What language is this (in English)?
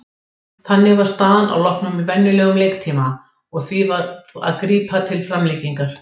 Icelandic